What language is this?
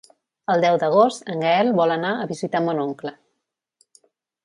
Catalan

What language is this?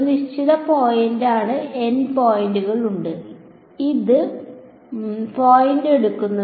Malayalam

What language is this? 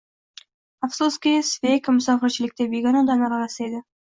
Uzbek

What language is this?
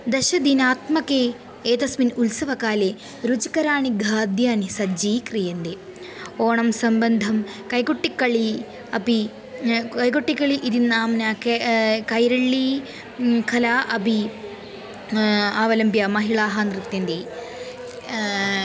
Sanskrit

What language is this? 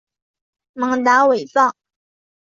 Chinese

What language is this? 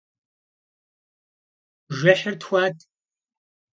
Kabardian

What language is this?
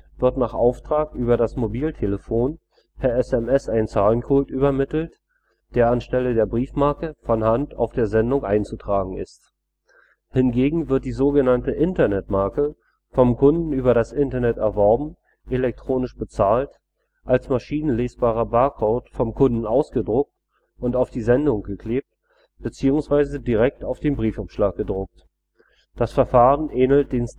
German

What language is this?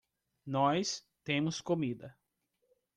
Portuguese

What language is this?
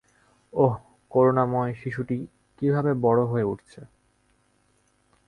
Bangla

